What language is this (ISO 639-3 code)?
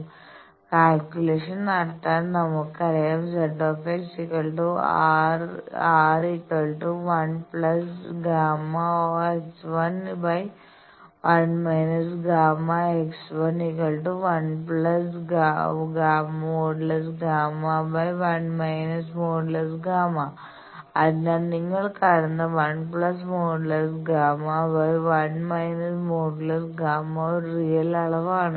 mal